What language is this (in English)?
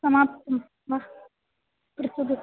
Sanskrit